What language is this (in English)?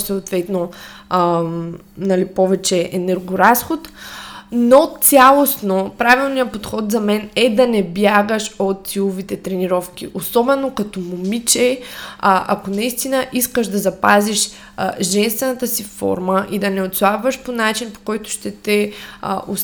Bulgarian